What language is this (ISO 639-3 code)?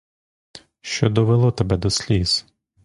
ukr